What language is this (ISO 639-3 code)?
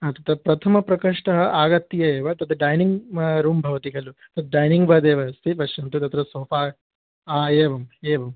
san